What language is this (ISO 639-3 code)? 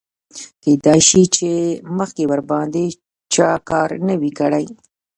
pus